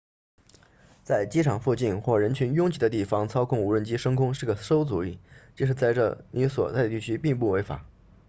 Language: Chinese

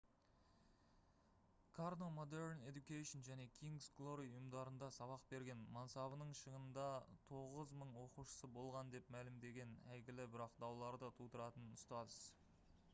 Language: Kazakh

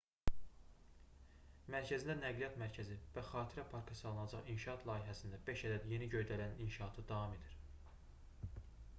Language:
Azerbaijani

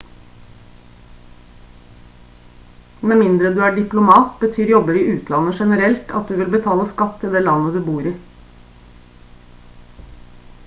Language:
Norwegian Bokmål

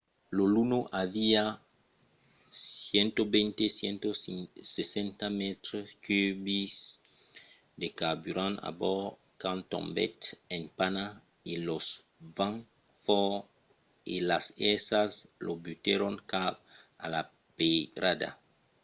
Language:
Occitan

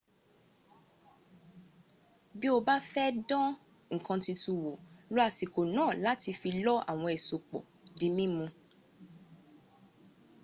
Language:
Yoruba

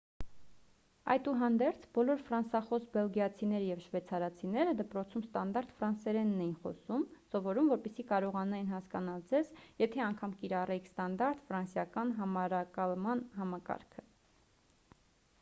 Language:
Armenian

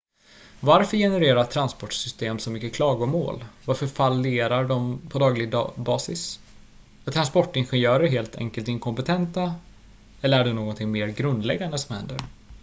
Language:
Swedish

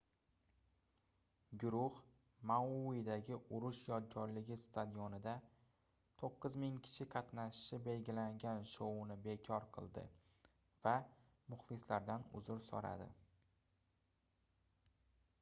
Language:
Uzbek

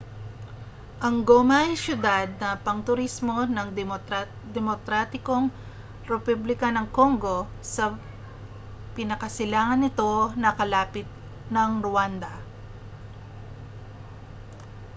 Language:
Filipino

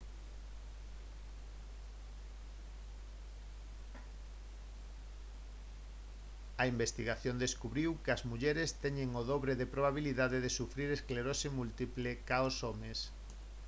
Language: Galician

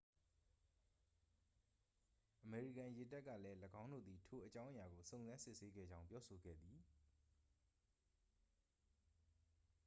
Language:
Burmese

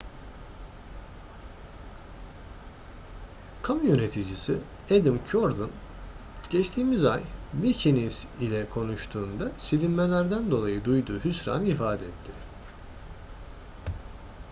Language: Turkish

